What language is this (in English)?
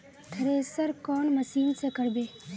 Magahi